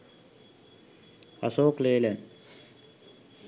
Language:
Sinhala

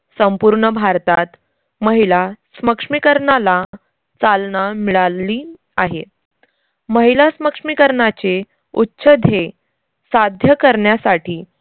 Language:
Marathi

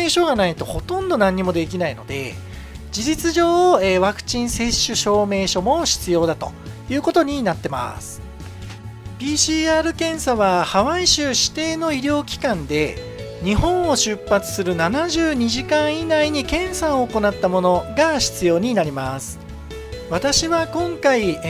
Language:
Japanese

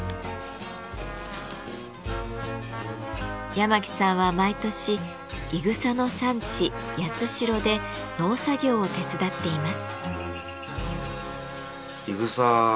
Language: Japanese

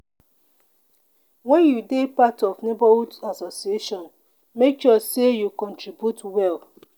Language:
Nigerian Pidgin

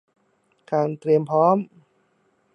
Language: Thai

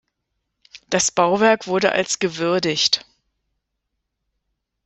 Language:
German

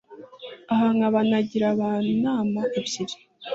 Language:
Kinyarwanda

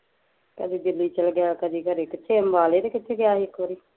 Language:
Punjabi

